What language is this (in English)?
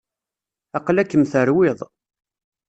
Kabyle